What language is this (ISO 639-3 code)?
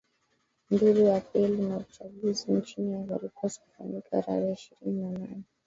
swa